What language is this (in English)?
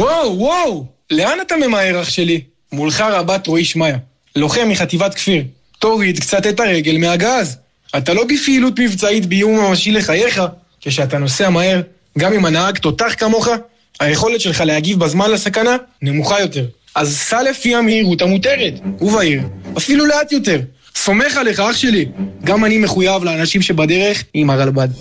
Hebrew